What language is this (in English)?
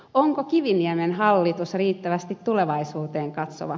Finnish